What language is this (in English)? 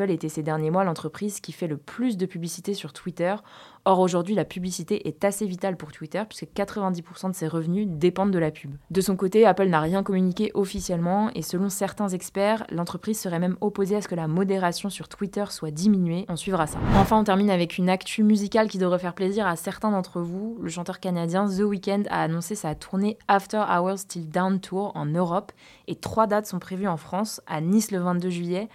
French